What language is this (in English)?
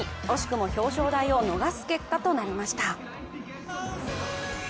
Japanese